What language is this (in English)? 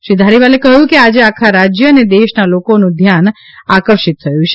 Gujarati